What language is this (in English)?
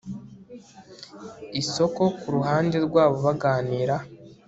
Kinyarwanda